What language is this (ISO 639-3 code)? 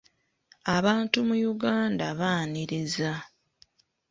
lug